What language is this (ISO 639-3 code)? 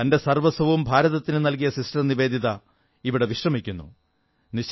mal